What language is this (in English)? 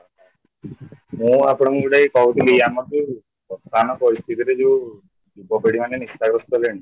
Odia